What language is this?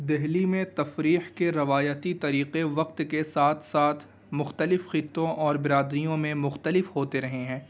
Urdu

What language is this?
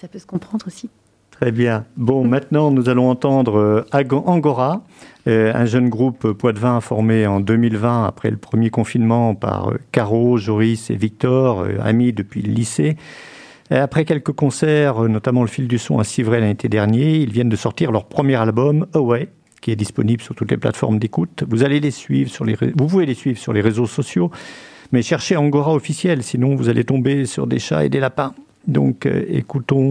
French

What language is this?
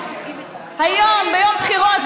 Hebrew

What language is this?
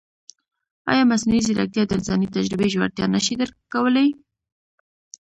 Pashto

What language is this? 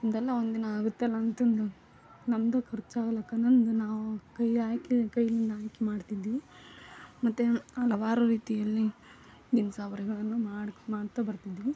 Kannada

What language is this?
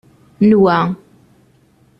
Kabyle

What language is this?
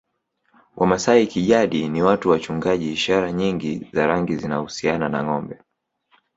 Swahili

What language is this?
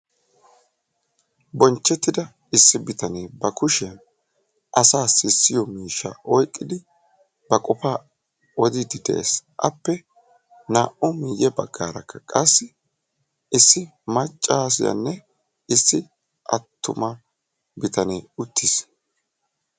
Wolaytta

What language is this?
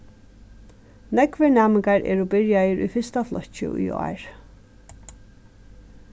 Faroese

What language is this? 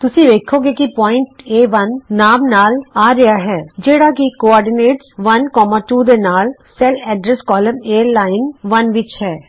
Punjabi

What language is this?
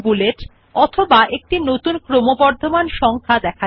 Bangla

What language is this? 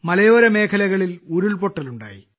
Malayalam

